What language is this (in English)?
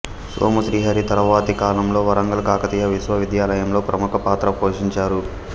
Telugu